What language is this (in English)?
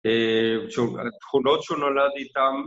Hebrew